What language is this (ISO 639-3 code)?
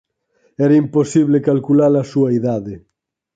glg